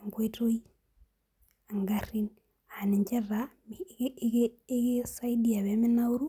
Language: Masai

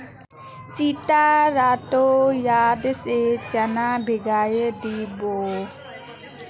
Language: Magahi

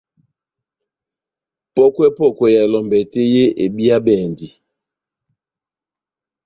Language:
Batanga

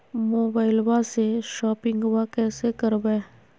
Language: Magahi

